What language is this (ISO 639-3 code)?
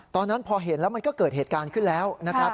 tha